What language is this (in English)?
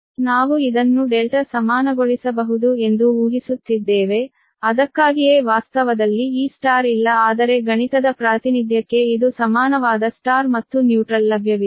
Kannada